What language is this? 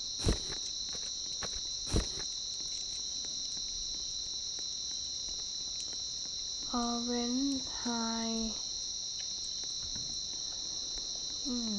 Thai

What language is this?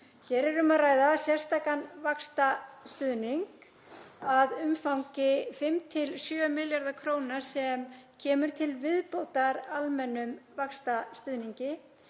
Icelandic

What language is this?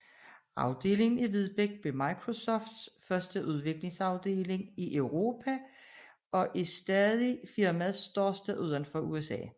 Danish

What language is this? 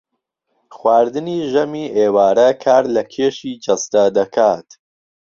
Central Kurdish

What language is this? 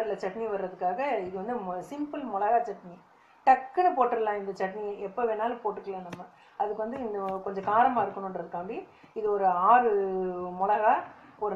Greek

